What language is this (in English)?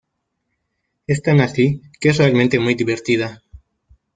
Spanish